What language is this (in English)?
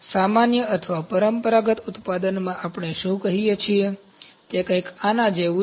Gujarati